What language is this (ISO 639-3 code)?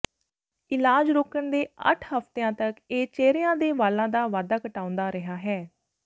pan